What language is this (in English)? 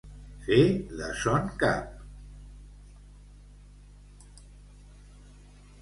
Catalan